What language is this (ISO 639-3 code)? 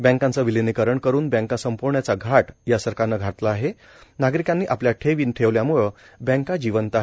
mar